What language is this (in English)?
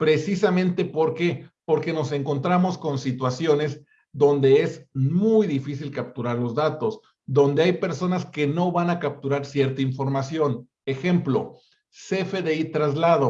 Spanish